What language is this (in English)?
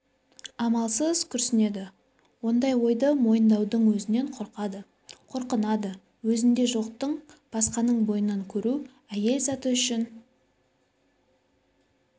Kazakh